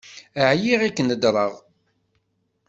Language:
Kabyle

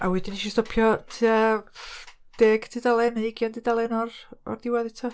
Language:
Welsh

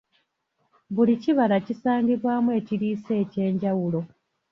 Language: Ganda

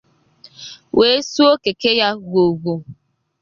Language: Igbo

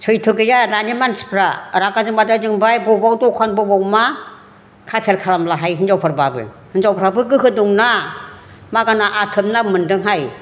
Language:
Bodo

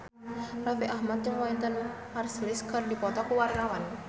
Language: Sundanese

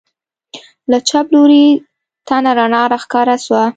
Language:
Pashto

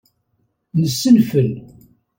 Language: Kabyle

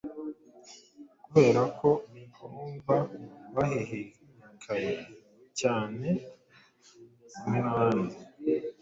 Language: Kinyarwanda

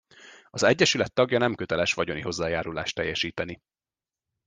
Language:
Hungarian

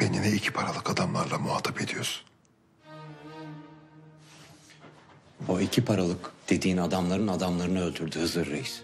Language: Turkish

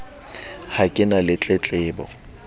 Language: Southern Sotho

